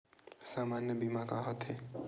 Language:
Chhattisgarhi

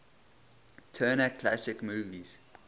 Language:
English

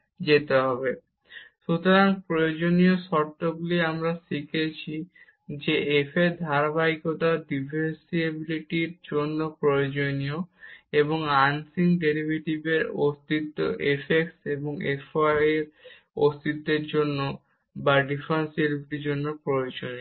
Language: Bangla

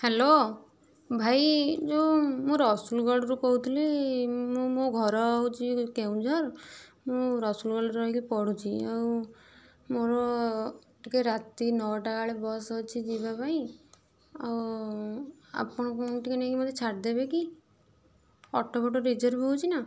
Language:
Odia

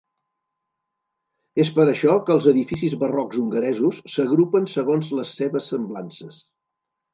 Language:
Catalan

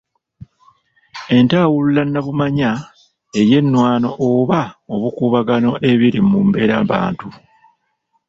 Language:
Ganda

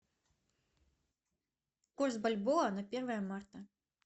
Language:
Russian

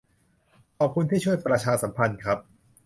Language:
Thai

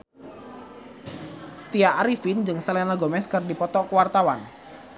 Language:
Sundanese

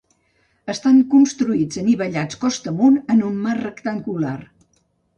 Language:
Catalan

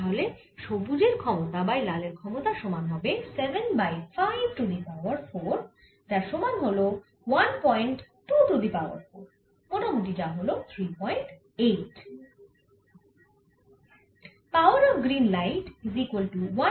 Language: Bangla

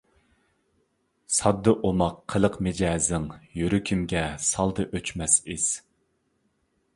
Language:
Uyghur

